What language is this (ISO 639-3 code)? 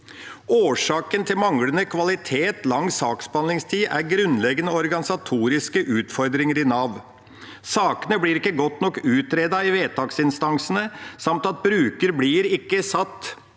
nor